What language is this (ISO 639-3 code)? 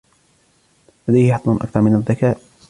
ara